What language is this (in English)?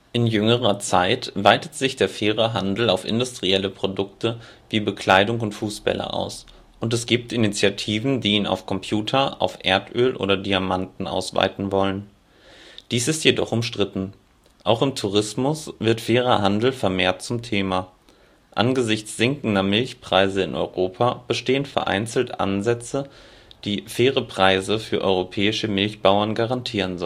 German